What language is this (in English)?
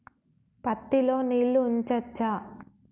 Telugu